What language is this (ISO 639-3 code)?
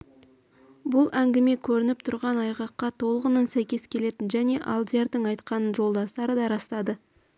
kaz